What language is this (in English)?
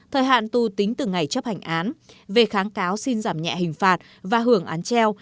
Vietnamese